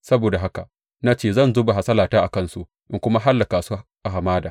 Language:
Hausa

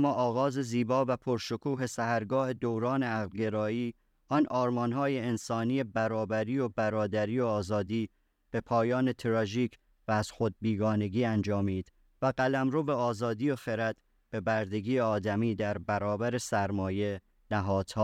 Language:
Persian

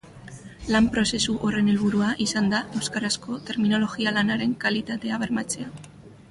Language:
Basque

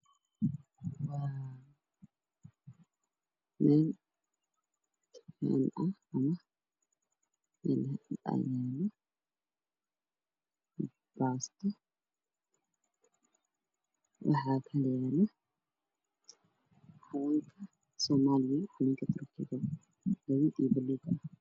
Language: Somali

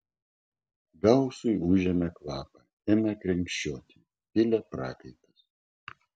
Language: Lithuanian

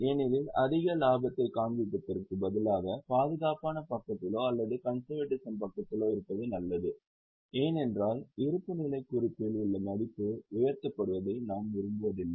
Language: Tamil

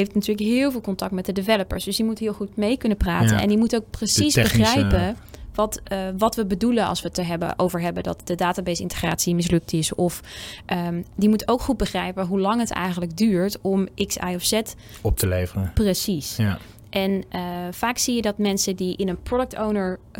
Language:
Dutch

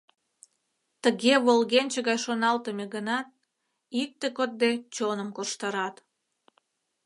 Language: Mari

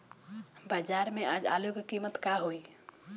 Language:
Bhojpuri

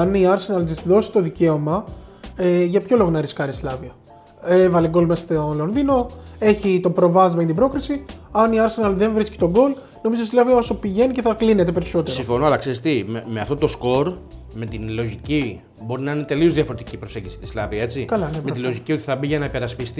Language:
Greek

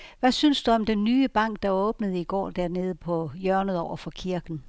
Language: Danish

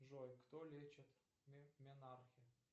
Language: Russian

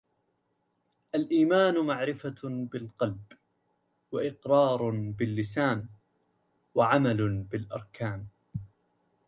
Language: Arabic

